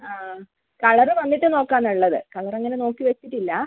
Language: Malayalam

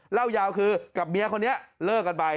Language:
Thai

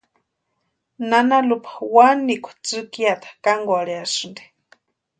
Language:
Western Highland Purepecha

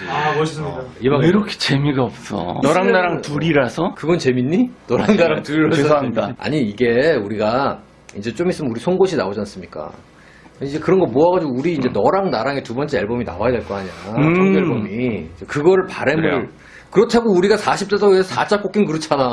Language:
Korean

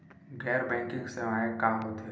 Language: Chhattisgarhi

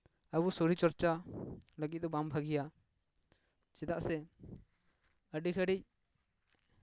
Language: Santali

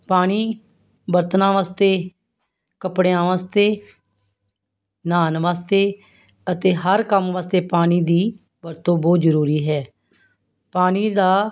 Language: Punjabi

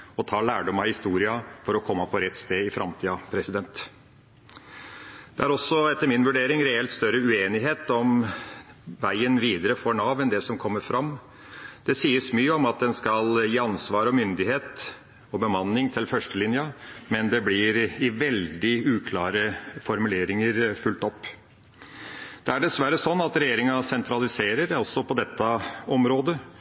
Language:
Norwegian Bokmål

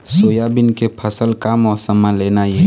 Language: Chhattisgarhi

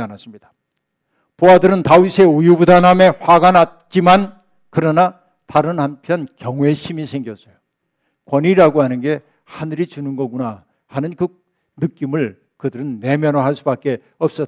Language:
Korean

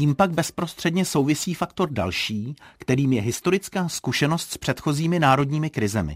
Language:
Czech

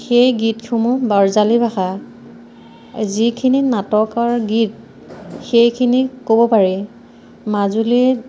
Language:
Assamese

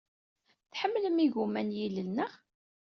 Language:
Kabyle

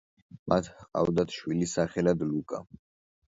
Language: Georgian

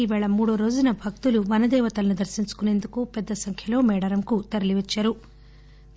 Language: Telugu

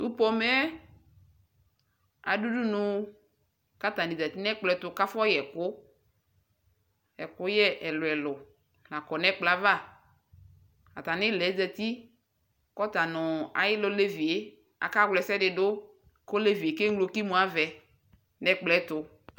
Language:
Ikposo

